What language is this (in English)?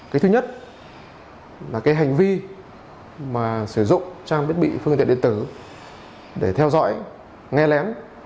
Vietnamese